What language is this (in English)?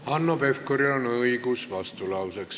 Estonian